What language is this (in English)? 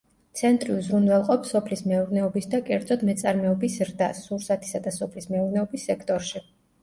Georgian